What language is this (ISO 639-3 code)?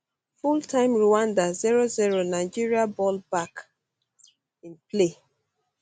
pcm